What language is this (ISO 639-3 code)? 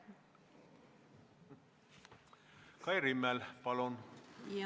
est